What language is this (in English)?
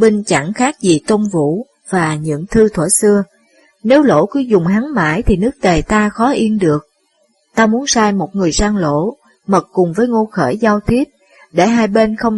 Vietnamese